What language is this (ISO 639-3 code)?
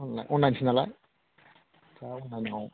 brx